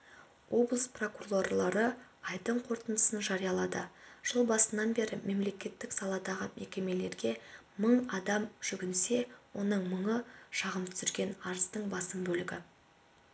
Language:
Kazakh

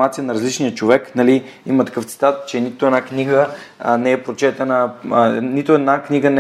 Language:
Bulgarian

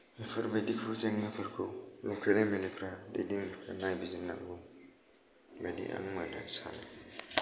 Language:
Bodo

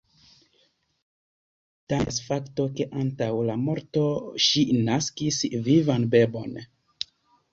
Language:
Esperanto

